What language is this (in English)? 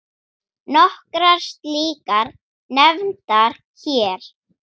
Icelandic